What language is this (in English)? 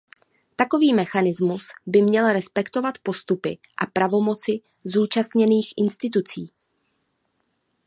Czech